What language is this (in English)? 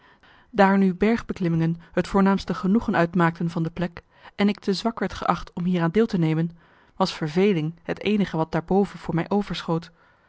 Dutch